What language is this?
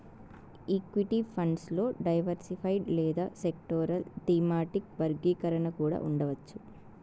Telugu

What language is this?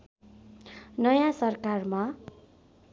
Nepali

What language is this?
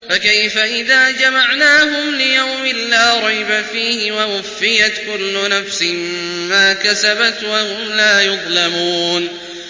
Arabic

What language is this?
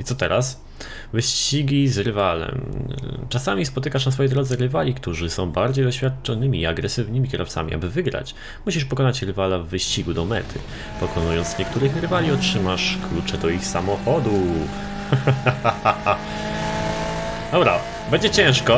Polish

